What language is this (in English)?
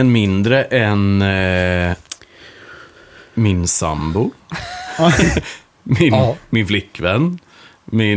Swedish